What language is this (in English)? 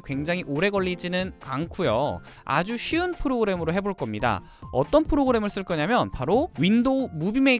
Korean